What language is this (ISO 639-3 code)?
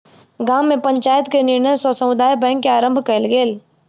mai